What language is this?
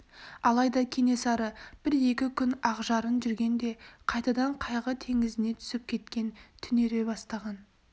Kazakh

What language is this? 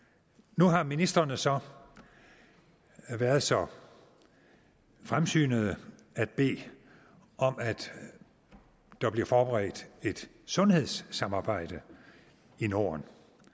Danish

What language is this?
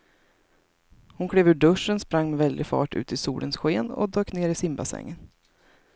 Swedish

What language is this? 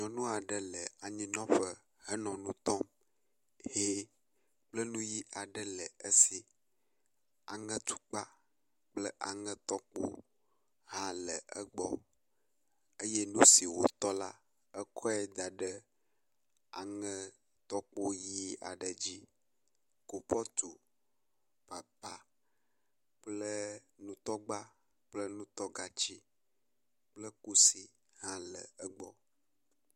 Ewe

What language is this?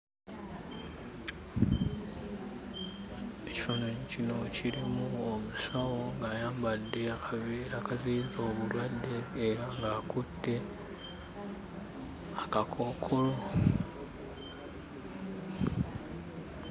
Ganda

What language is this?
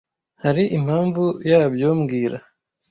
Kinyarwanda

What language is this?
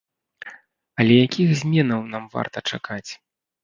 Belarusian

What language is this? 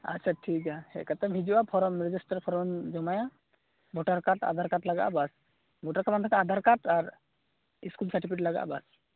Santali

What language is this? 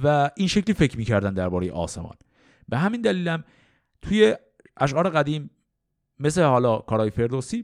Persian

